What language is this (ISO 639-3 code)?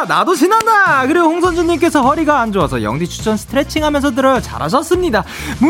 kor